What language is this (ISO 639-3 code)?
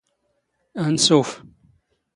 zgh